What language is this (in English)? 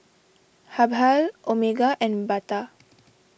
English